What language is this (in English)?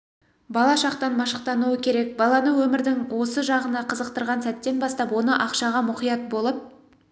Kazakh